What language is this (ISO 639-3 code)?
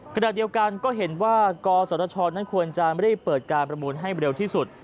tha